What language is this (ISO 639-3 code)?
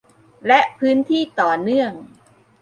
tha